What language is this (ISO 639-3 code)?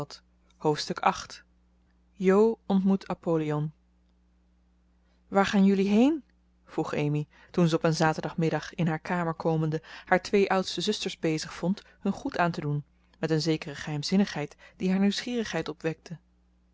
nld